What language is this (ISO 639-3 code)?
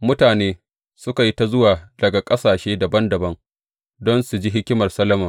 hau